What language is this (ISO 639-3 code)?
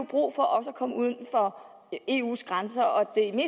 dan